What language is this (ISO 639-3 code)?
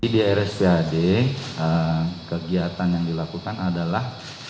ind